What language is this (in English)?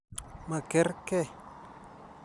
Kalenjin